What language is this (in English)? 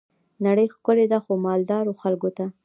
Pashto